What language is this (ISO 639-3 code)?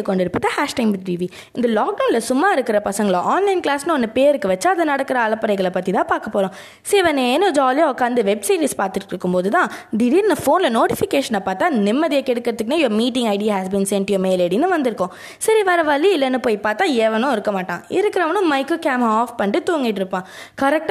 tam